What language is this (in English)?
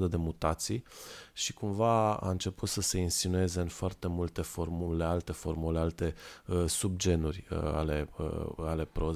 Romanian